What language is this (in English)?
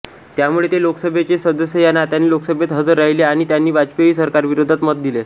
Marathi